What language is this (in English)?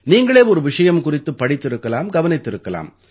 Tamil